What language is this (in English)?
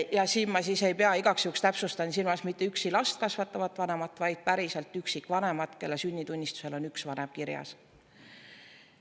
Estonian